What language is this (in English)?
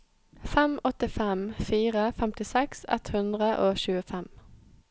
Norwegian